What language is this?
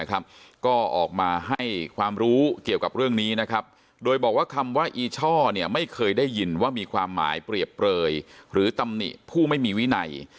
Thai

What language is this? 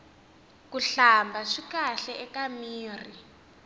Tsonga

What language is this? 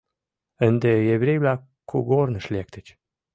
Mari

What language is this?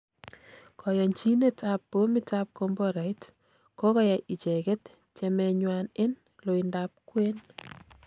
Kalenjin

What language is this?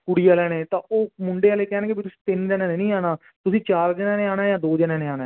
Punjabi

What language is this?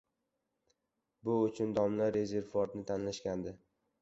Uzbek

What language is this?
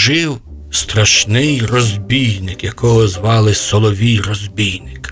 Ukrainian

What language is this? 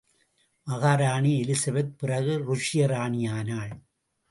Tamil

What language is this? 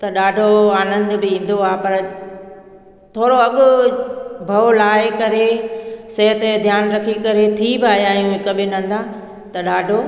Sindhi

